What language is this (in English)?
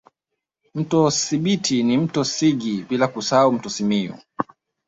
Swahili